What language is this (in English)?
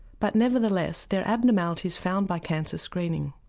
English